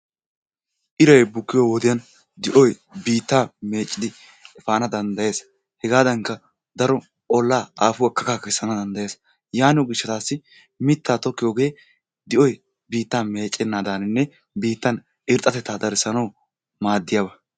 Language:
Wolaytta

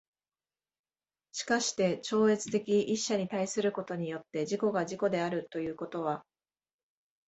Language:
Japanese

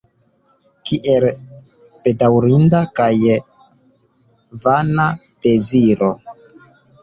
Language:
Esperanto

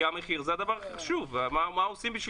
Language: Hebrew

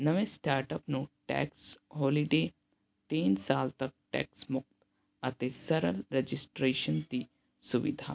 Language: Punjabi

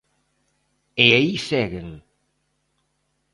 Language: Galician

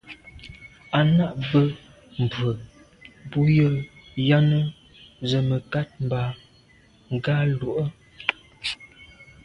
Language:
Medumba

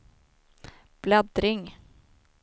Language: Swedish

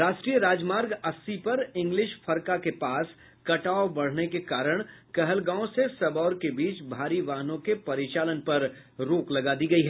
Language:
Hindi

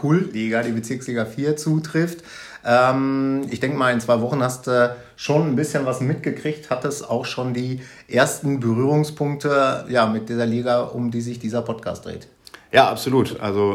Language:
German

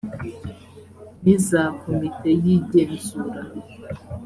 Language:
Kinyarwanda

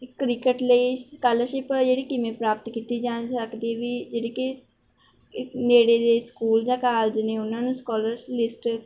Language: Punjabi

